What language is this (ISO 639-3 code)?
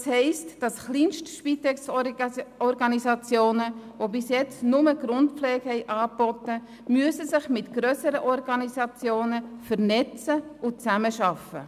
gsw